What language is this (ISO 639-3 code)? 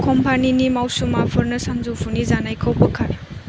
brx